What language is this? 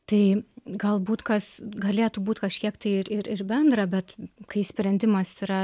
Lithuanian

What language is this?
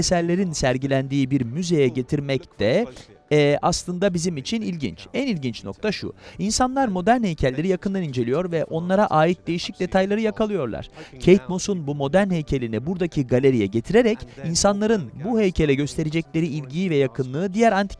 Turkish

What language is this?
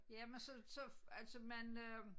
Danish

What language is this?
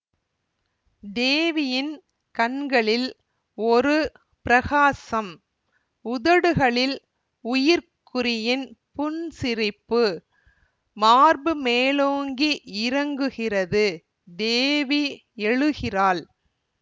Tamil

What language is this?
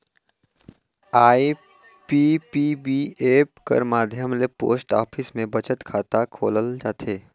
Chhattisgarhi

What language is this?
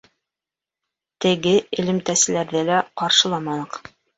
Bashkir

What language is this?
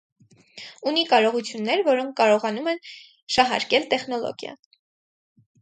Armenian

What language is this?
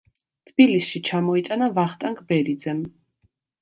Georgian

